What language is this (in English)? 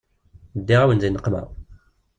Kabyle